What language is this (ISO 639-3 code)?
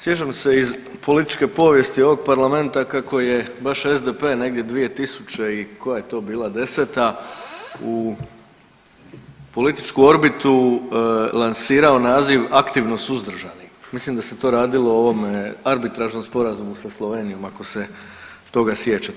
hrv